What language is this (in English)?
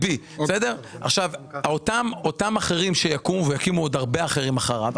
Hebrew